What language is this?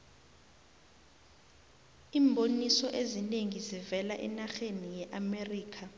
South Ndebele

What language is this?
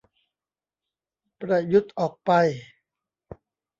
Thai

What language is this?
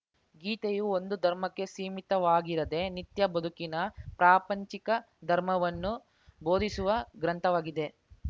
Kannada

